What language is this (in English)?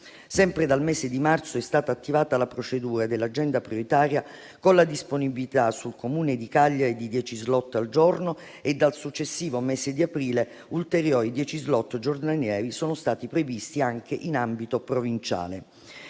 Italian